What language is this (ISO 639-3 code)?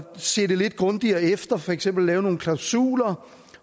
dan